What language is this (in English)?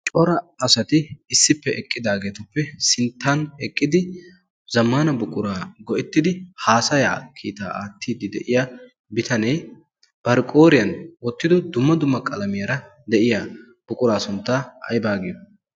Wolaytta